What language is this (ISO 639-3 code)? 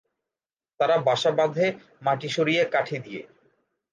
ben